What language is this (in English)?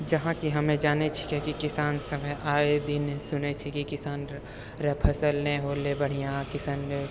Maithili